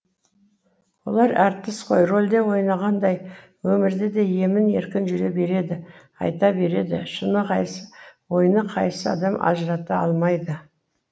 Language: Kazakh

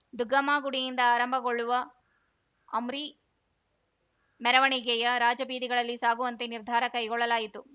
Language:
Kannada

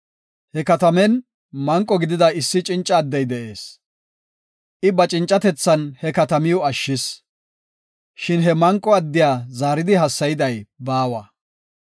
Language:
Gofa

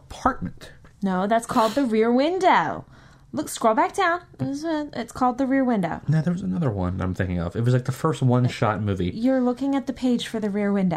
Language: English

